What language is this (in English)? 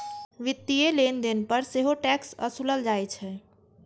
Maithili